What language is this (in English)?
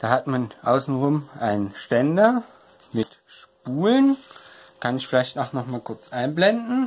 German